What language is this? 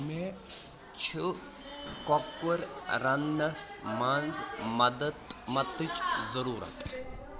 Kashmiri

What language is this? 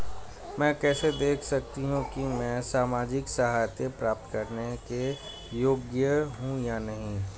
Hindi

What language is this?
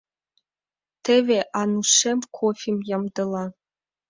Mari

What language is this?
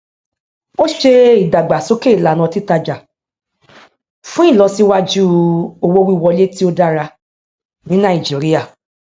Yoruba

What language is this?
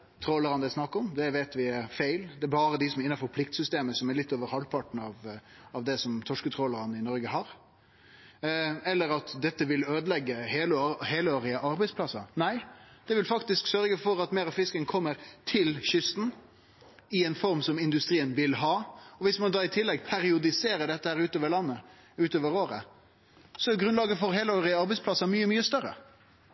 Norwegian Nynorsk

